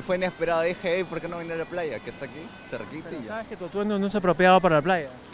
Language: Spanish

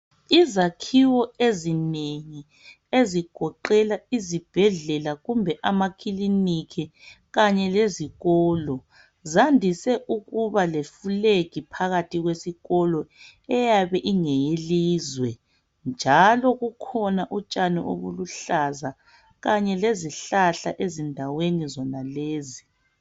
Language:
North Ndebele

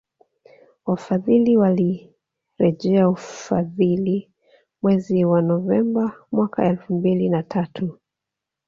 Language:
Swahili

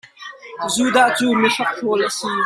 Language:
Hakha Chin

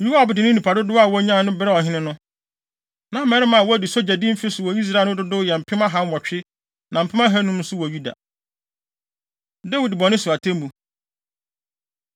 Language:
Akan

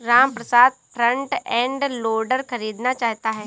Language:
Hindi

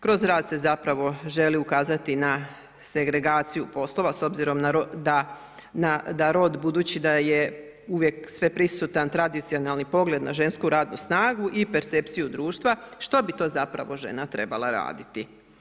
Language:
Croatian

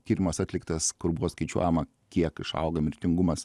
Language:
Lithuanian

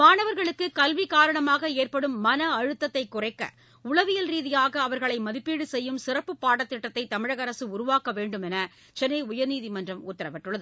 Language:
Tamil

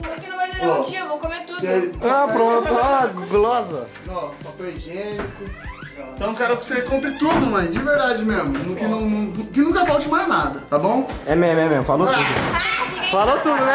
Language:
Portuguese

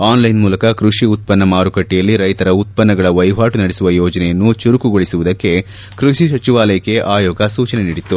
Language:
Kannada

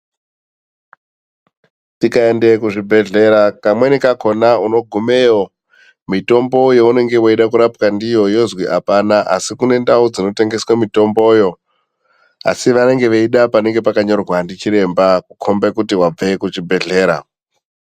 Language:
Ndau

